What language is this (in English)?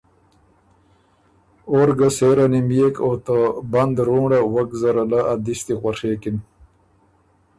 Ormuri